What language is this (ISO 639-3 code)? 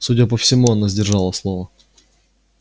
rus